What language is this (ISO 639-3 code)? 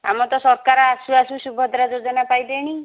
ori